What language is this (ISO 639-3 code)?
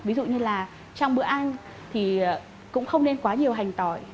vie